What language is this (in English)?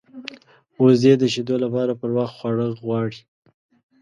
Pashto